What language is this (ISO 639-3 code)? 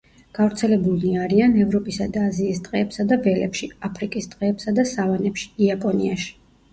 kat